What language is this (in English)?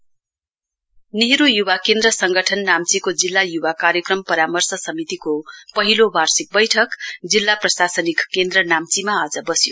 Nepali